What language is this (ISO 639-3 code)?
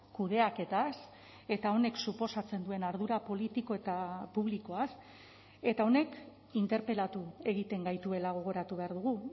eus